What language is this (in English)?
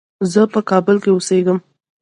Pashto